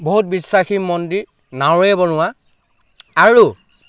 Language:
Assamese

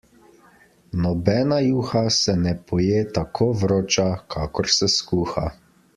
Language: Slovenian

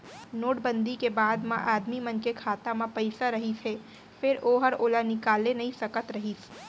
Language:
Chhattisgarhi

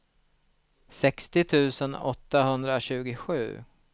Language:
Swedish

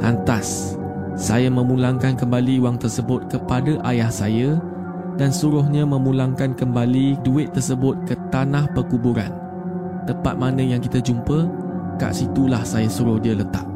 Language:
Malay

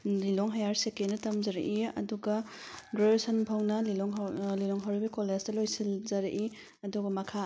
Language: Manipuri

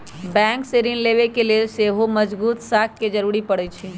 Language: Magahi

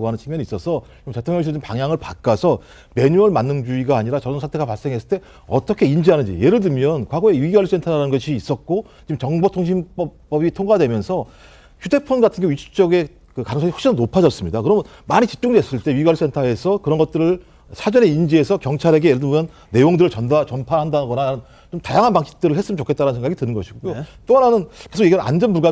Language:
Korean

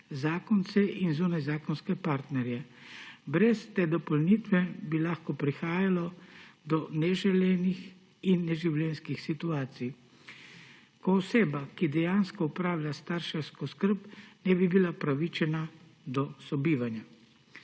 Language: Slovenian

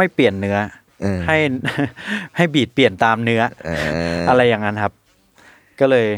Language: Thai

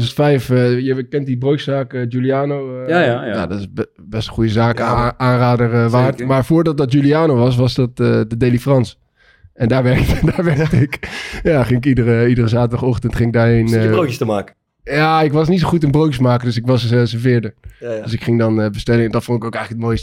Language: Dutch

